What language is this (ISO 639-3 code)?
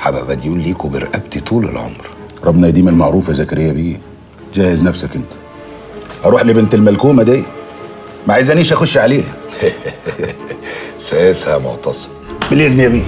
ara